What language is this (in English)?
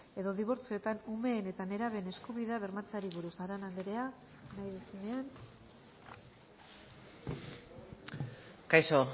Basque